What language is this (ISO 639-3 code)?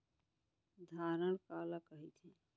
hne